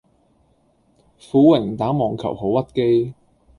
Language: Cantonese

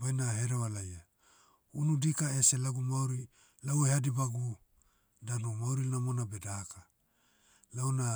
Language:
Motu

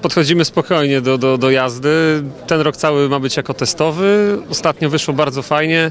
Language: Polish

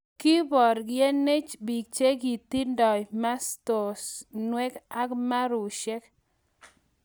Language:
Kalenjin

